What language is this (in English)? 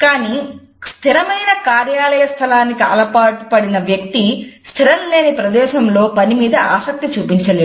Telugu